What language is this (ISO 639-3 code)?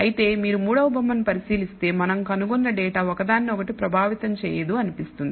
tel